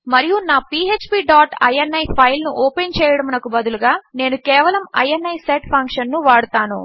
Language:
Telugu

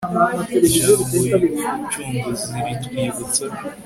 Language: Kinyarwanda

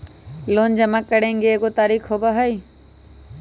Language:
Magahi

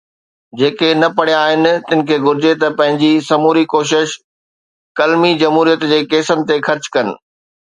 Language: Sindhi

